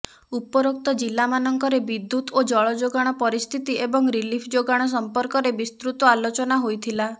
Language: Odia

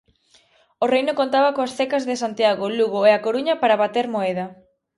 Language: Galician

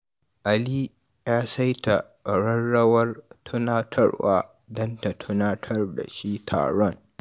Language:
Hausa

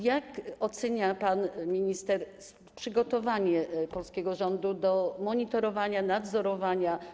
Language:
Polish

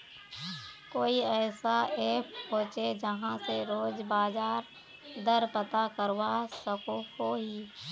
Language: Magahi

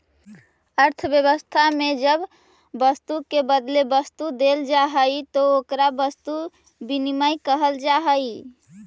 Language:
Magahi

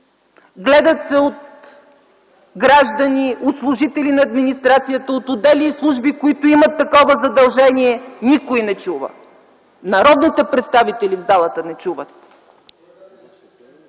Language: Bulgarian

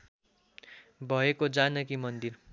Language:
Nepali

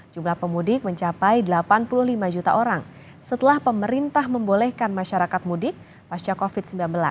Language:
Indonesian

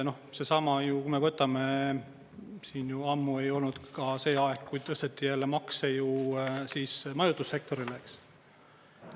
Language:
Estonian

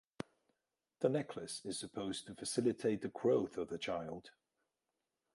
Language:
English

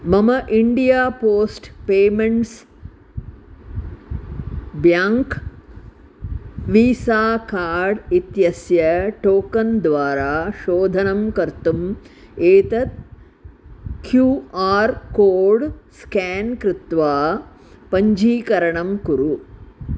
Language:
Sanskrit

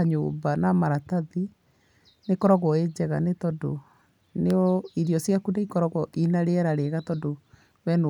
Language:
Kikuyu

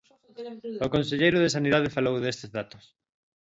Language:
Galician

